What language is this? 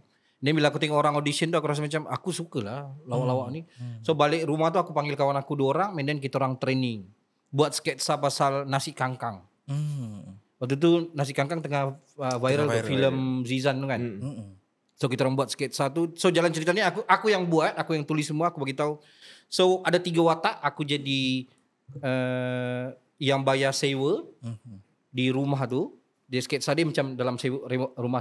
Malay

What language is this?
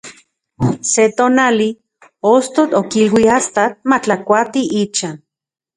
Central Puebla Nahuatl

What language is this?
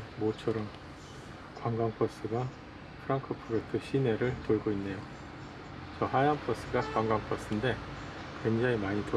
Korean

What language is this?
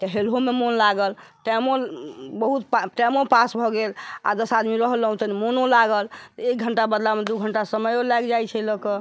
Maithili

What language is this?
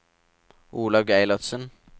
Norwegian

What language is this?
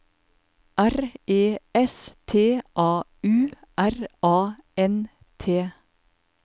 Norwegian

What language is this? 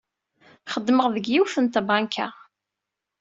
Kabyle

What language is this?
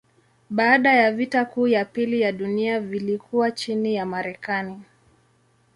Swahili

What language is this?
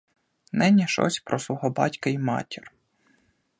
Ukrainian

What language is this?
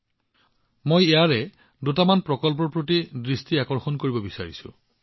Assamese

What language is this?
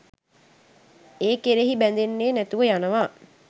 Sinhala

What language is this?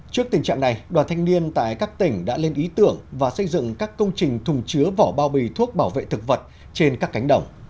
Vietnamese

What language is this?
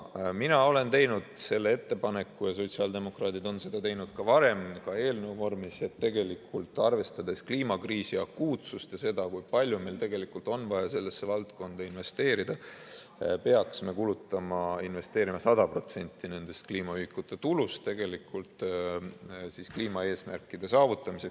Estonian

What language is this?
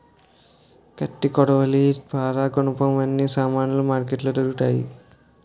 Telugu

